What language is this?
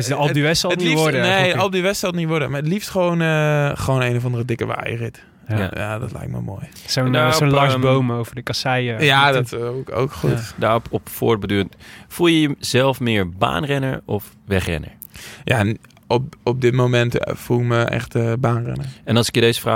Dutch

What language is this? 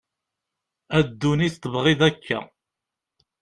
Kabyle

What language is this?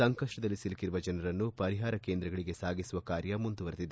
Kannada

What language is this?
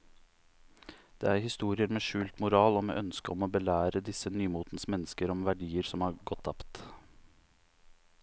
Norwegian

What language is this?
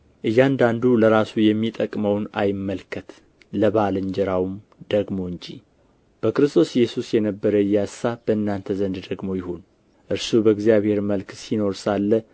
Amharic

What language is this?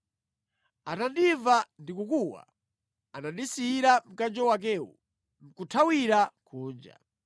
Nyanja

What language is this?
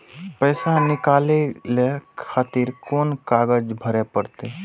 Maithili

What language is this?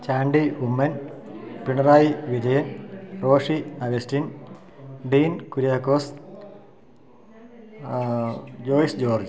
Malayalam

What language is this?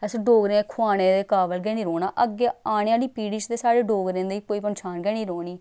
Dogri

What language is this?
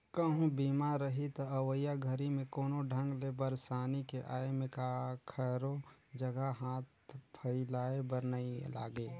Chhattisgarhi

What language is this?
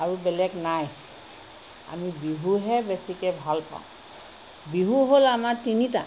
Assamese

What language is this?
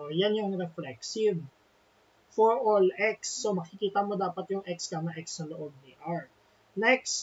Filipino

